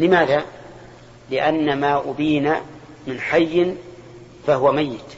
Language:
Arabic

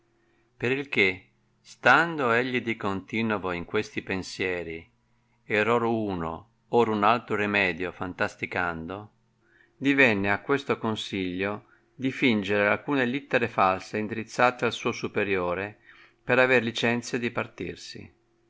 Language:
Italian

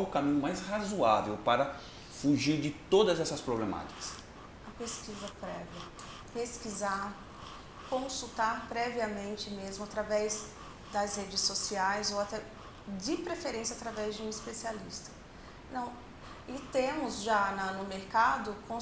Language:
Portuguese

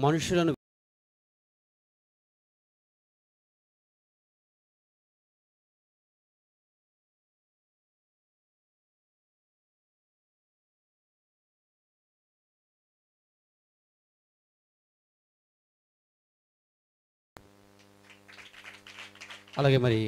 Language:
Hindi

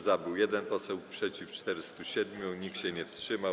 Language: Polish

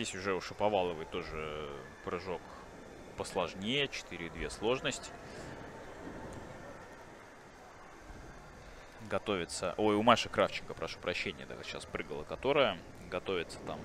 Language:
Russian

